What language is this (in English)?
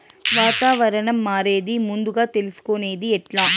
Telugu